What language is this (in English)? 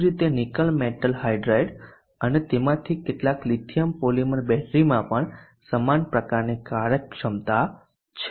Gujarati